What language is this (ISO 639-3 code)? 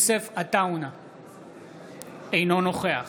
heb